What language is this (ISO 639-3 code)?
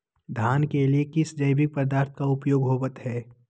mag